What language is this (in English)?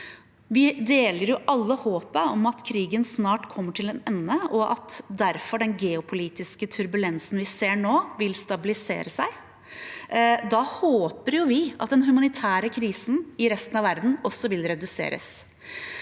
Norwegian